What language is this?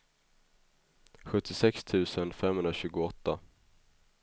Swedish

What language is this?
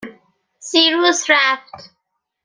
Persian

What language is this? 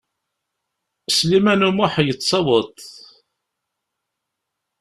Kabyle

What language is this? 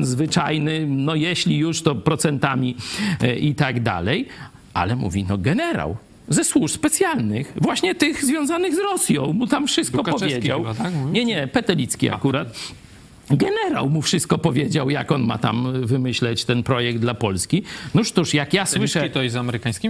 Polish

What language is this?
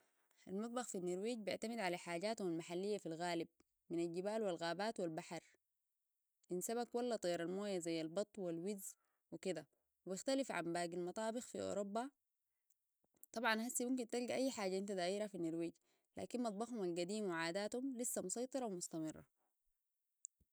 Sudanese Arabic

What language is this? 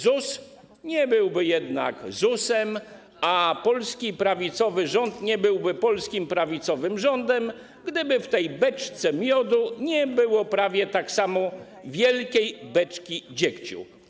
Polish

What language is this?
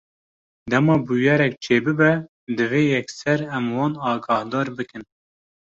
Kurdish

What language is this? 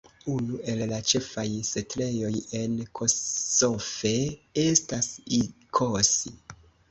Esperanto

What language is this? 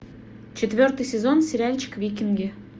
Russian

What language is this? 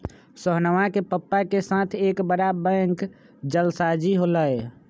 Magahi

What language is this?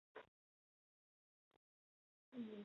Chinese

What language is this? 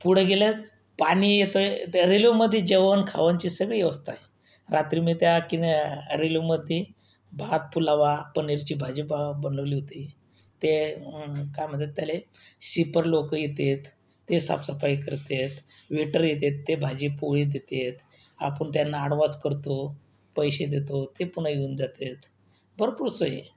Marathi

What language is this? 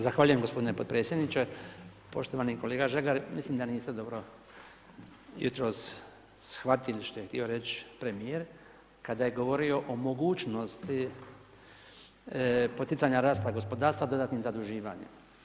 Croatian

